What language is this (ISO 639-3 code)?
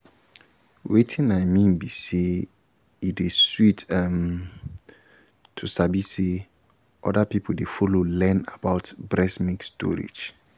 pcm